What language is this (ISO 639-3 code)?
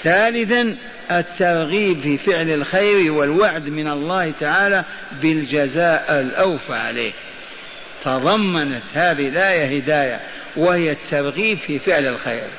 ara